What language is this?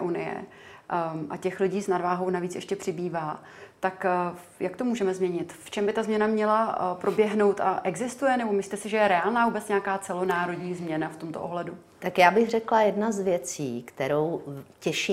Czech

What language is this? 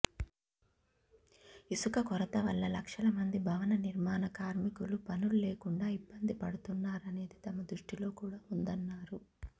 Telugu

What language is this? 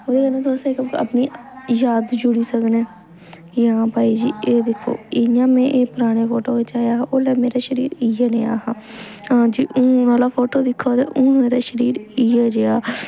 Dogri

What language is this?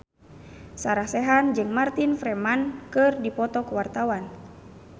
Sundanese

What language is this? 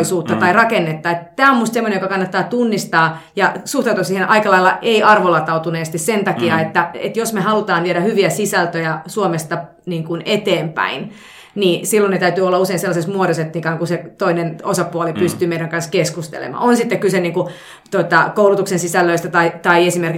Finnish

